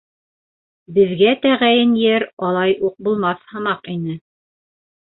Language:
Bashkir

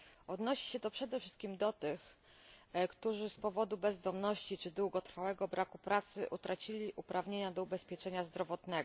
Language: Polish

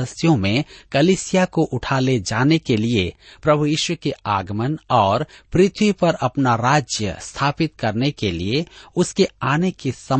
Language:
Hindi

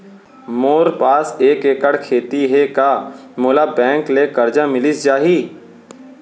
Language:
Chhattisgarhi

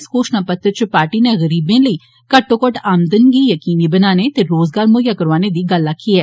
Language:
Dogri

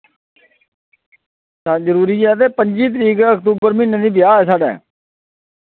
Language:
Dogri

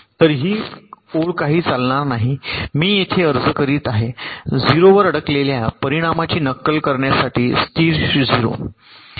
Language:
Marathi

